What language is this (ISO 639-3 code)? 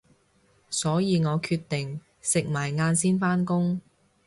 yue